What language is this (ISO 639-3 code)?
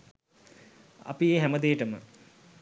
sin